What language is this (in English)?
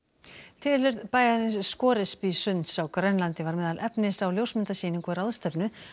Icelandic